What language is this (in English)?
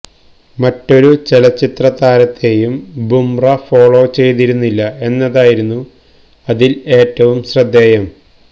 Malayalam